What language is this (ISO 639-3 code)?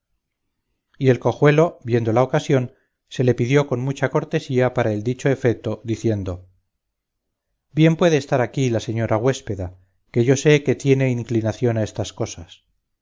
spa